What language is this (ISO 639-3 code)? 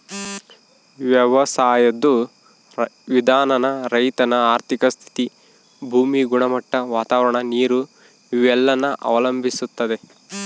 kan